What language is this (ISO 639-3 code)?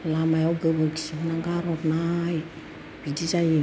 brx